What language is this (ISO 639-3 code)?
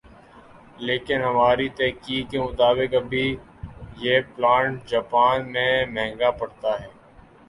urd